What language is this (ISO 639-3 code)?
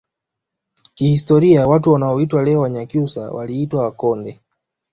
swa